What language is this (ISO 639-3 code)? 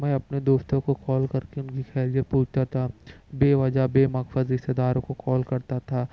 urd